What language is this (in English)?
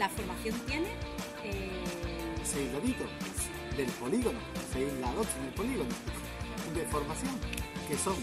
Spanish